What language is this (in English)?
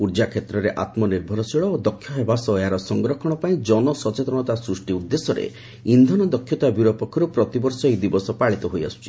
Odia